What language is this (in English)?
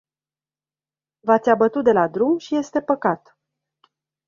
Romanian